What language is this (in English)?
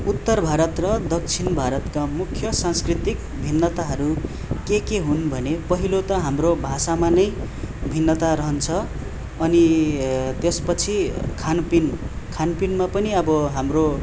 Nepali